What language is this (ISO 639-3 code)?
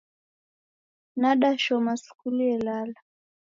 dav